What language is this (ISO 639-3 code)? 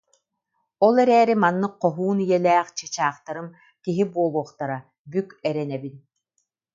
sah